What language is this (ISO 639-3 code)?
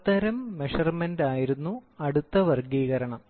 mal